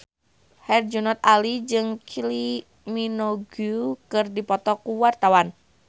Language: Sundanese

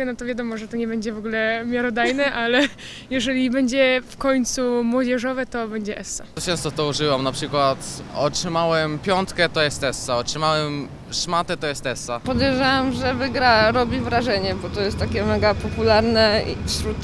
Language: Polish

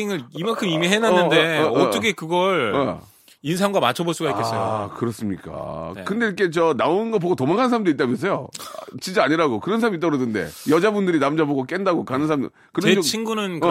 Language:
Korean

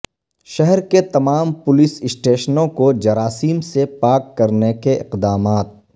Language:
Urdu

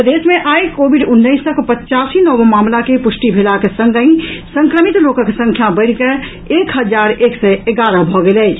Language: Maithili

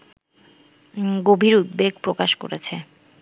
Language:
Bangla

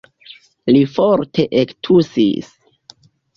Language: Esperanto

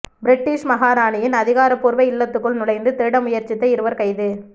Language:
Tamil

